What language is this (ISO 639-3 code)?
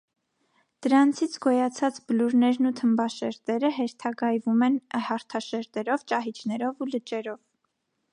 hye